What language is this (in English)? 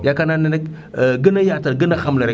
Wolof